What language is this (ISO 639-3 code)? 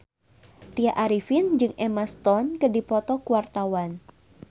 sun